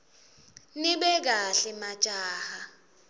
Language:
Swati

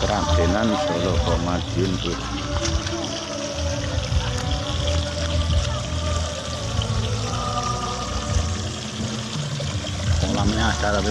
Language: Indonesian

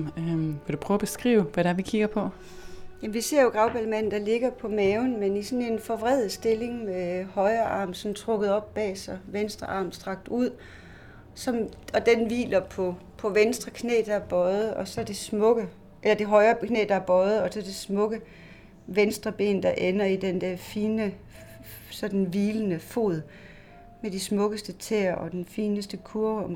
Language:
Danish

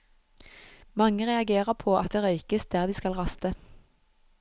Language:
Norwegian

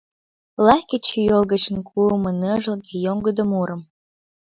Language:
Mari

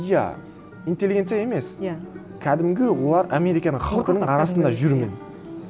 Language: Kazakh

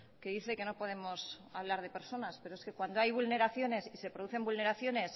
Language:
Spanish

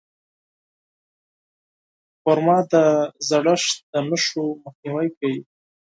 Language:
Pashto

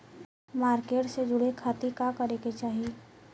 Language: Bhojpuri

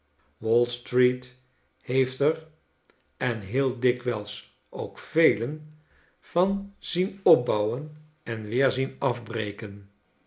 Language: Dutch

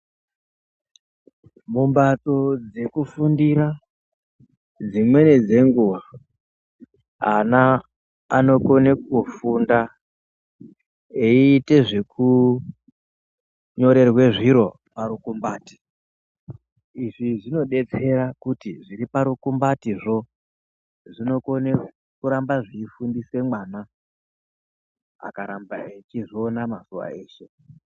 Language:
Ndau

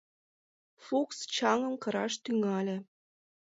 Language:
Mari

